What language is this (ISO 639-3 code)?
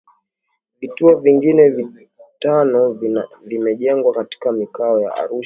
swa